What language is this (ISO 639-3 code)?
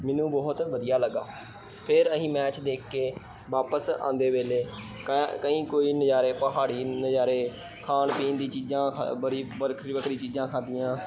pan